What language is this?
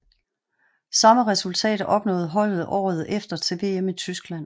Danish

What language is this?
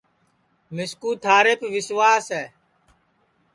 Sansi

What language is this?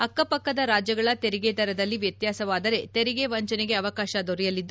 Kannada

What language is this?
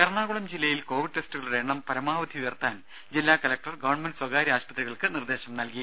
Malayalam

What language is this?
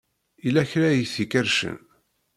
Kabyle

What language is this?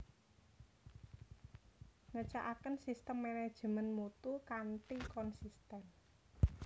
Javanese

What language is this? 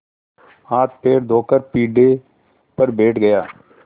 Hindi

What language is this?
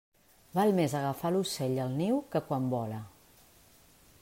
Catalan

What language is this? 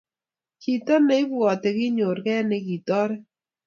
Kalenjin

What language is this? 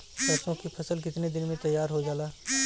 Bhojpuri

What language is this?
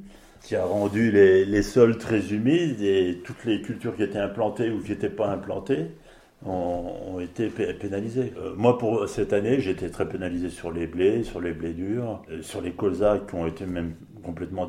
French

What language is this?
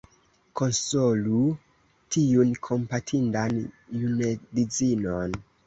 Esperanto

